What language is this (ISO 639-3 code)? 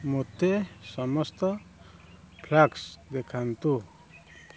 ori